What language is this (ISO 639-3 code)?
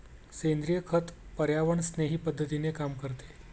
mar